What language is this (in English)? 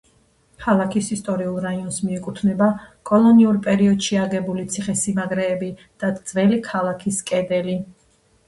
Georgian